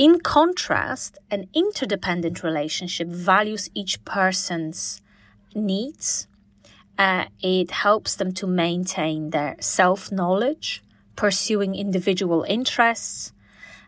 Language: English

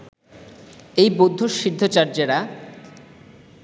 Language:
Bangla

